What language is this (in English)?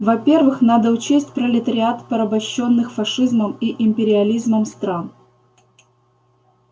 Russian